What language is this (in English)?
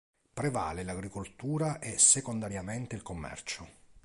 Italian